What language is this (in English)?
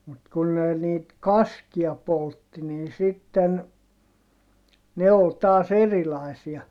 Finnish